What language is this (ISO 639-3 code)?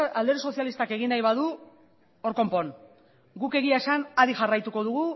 eus